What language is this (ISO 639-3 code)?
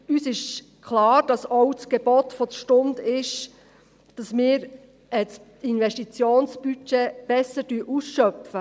gsw